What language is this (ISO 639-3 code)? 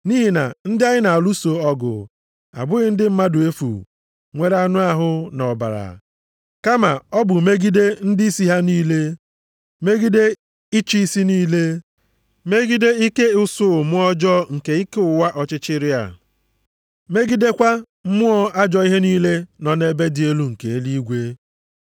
ibo